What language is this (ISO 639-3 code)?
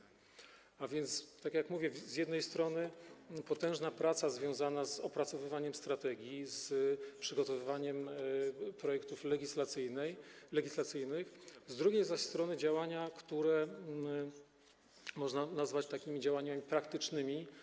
pol